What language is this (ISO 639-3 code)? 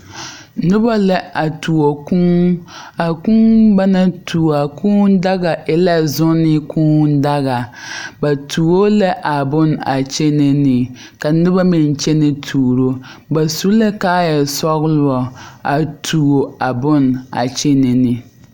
dga